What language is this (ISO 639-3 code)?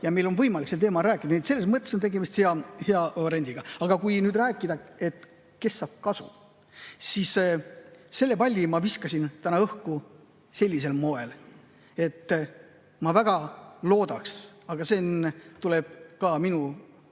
est